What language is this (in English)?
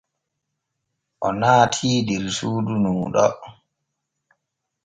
Borgu Fulfulde